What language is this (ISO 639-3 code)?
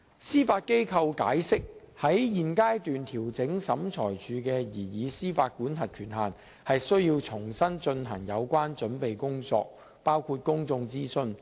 yue